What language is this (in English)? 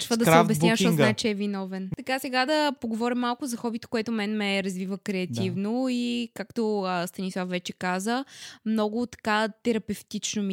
Bulgarian